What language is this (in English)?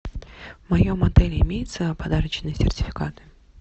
Russian